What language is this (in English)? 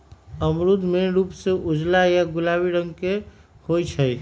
Magahi